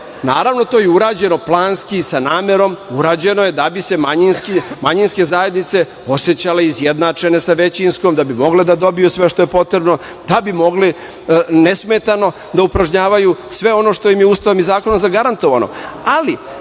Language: Serbian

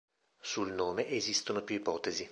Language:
Italian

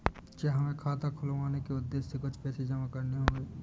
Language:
Hindi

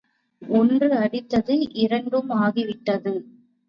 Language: Tamil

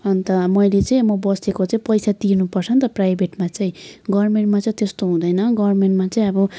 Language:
Nepali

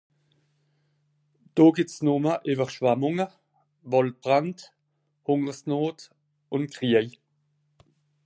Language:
Swiss German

